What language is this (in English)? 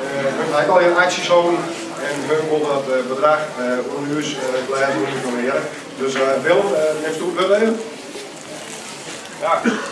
Dutch